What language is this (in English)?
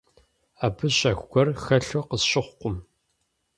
Kabardian